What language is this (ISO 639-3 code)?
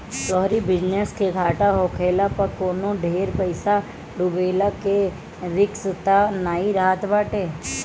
bho